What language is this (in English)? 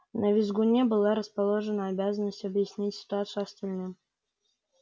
Russian